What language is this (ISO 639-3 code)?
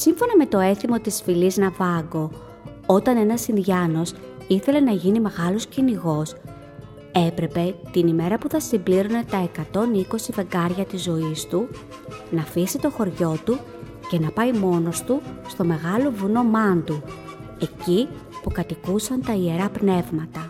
ell